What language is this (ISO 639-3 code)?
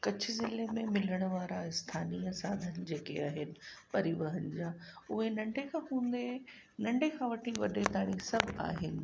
snd